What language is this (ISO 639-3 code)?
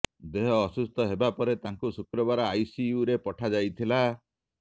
ori